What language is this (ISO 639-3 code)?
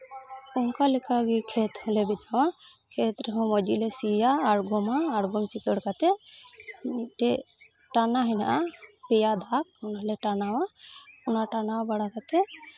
sat